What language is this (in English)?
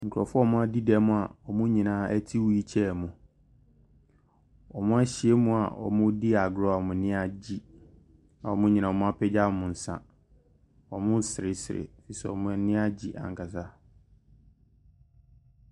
Akan